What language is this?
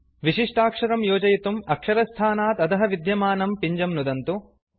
Sanskrit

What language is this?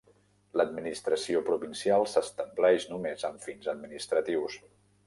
Catalan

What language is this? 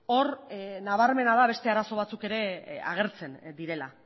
Basque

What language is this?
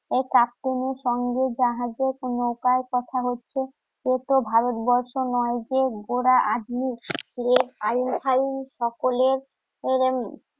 Bangla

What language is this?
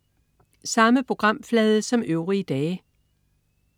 Danish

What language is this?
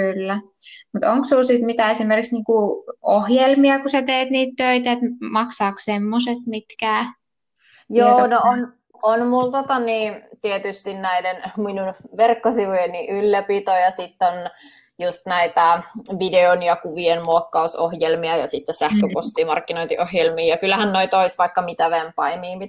Finnish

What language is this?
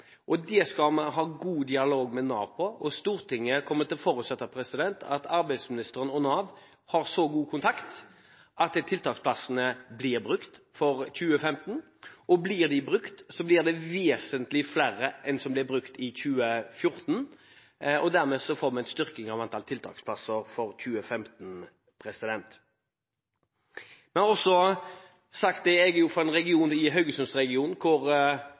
Norwegian Bokmål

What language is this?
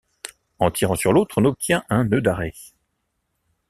French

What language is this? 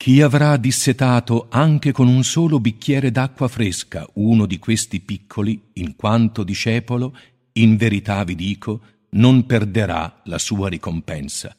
Italian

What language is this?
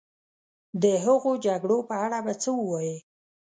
Pashto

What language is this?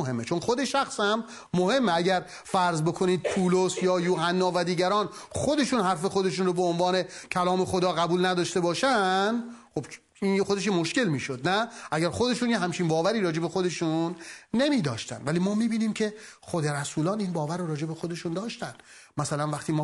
Persian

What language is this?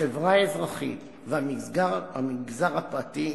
Hebrew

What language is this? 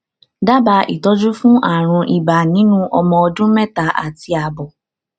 Yoruba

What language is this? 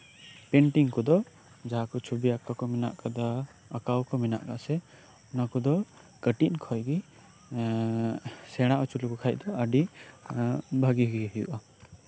Santali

